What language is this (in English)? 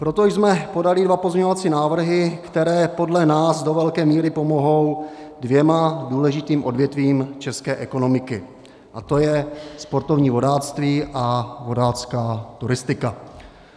Czech